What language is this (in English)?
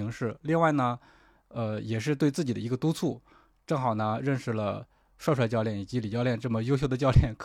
Chinese